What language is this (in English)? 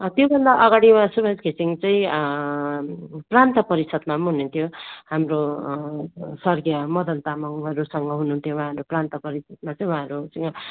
Nepali